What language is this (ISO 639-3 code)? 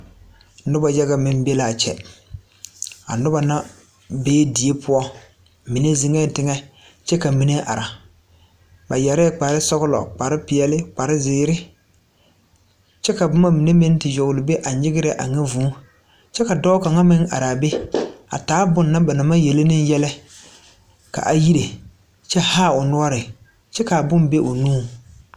dga